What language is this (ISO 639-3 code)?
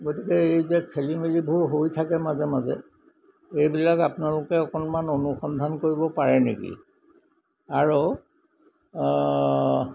asm